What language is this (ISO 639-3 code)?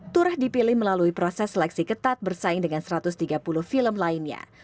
ind